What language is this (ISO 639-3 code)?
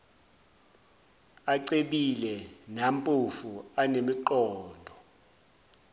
zul